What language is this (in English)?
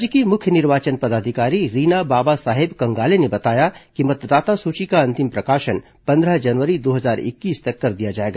Hindi